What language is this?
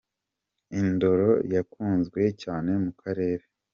Kinyarwanda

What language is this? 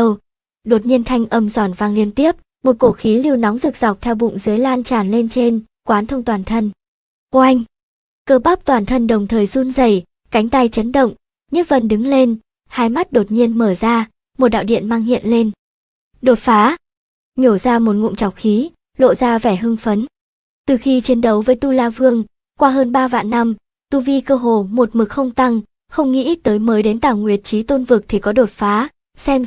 Vietnamese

